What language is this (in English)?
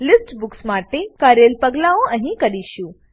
Gujarati